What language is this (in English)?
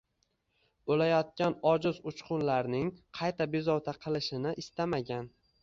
Uzbek